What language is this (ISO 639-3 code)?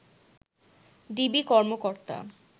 ben